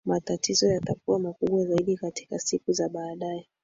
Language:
Swahili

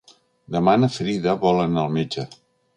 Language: Catalan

